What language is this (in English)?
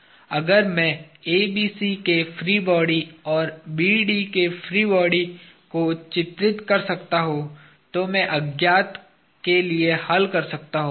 Hindi